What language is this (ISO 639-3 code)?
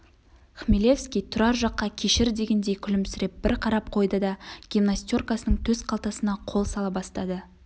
kaz